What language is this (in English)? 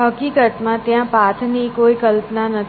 Gujarati